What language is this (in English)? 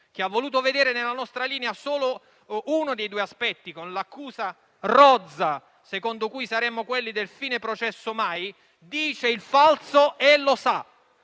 Italian